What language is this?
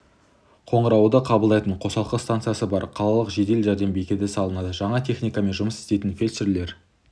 Kazakh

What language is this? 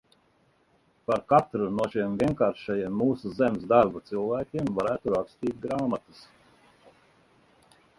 Latvian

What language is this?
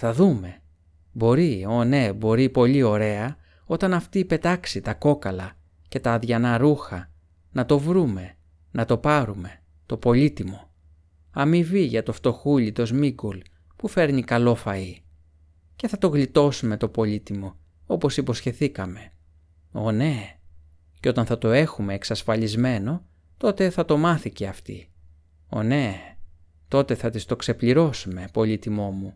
Greek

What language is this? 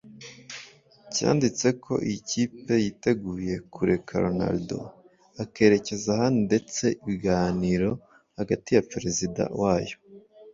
Kinyarwanda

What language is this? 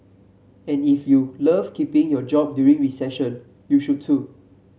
English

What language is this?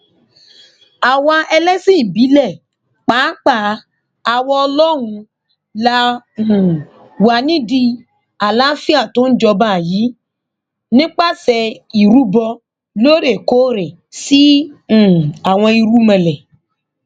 Yoruba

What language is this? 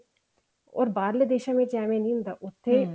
Punjabi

